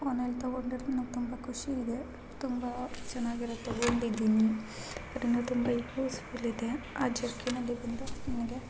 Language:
Kannada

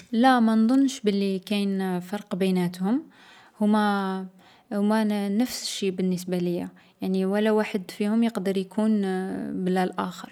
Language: Algerian Arabic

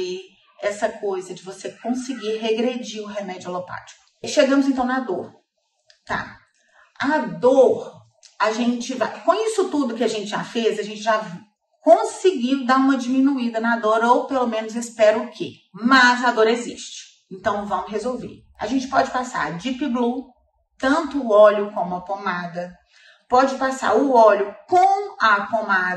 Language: Portuguese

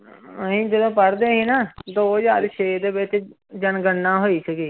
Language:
Punjabi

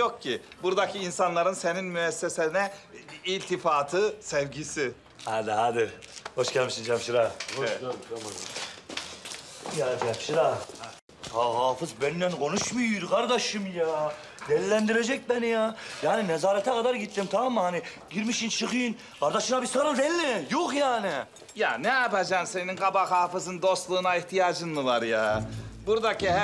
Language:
Turkish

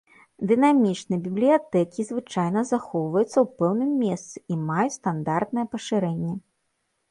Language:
Belarusian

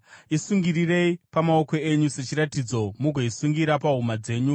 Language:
Shona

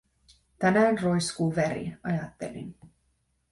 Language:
Finnish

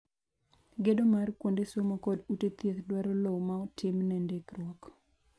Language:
Luo (Kenya and Tanzania)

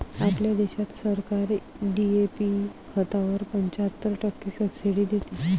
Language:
Marathi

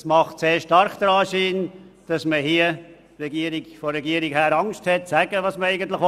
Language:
Swiss German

